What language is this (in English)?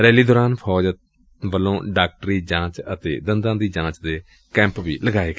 Punjabi